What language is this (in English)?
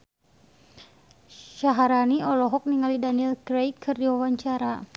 Sundanese